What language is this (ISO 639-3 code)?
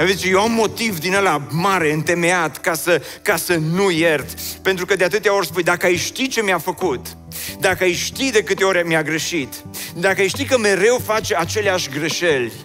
ron